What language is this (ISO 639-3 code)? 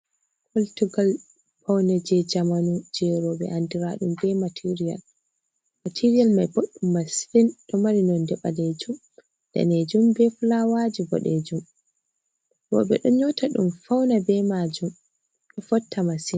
ful